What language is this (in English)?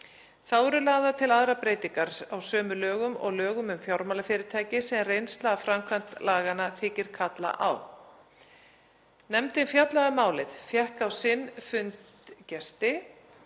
Icelandic